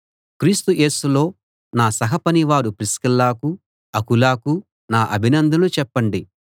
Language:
Telugu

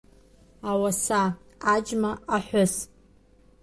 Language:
Abkhazian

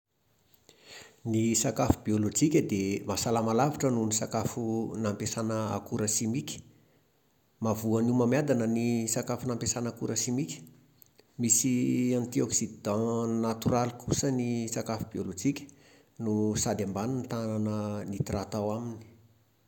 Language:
Malagasy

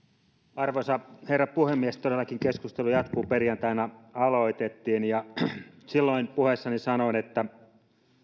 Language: Finnish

